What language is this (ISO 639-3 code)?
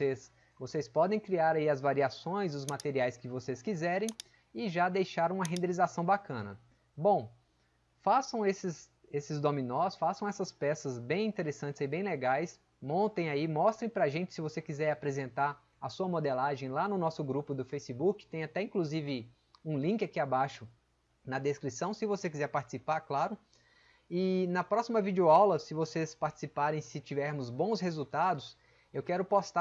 por